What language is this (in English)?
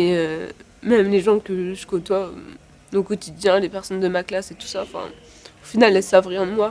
French